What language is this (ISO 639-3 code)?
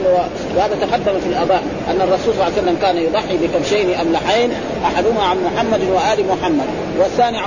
ara